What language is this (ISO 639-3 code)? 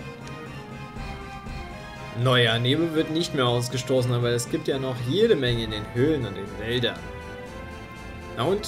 deu